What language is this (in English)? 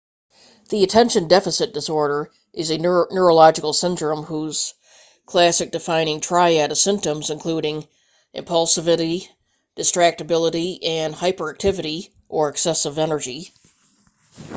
English